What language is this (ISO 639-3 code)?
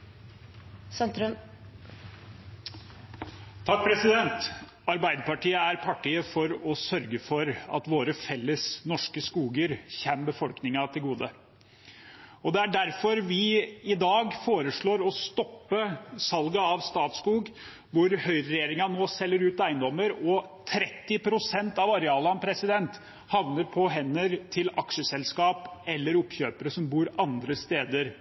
nob